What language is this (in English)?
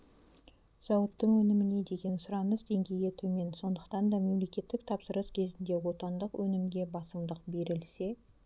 Kazakh